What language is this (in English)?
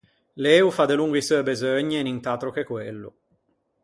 Ligurian